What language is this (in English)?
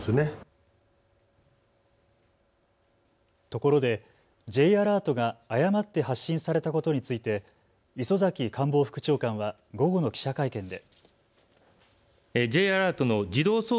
Japanese